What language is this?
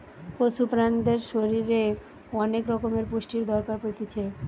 Bangla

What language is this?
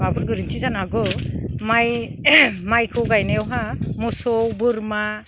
Bodo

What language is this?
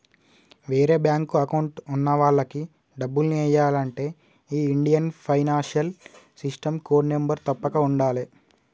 Telugu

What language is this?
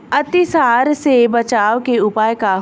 Bhojpuri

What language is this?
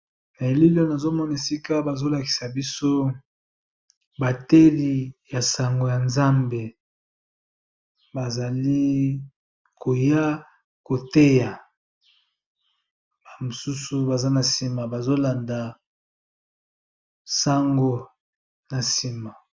Lingala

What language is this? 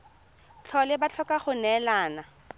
Tswana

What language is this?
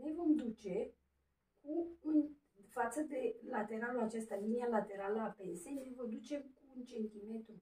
Romanian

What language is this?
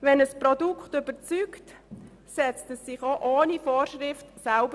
Swiss German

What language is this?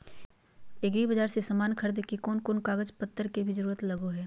Magahi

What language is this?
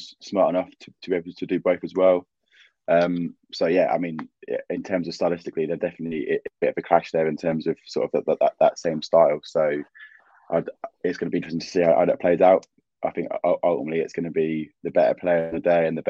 English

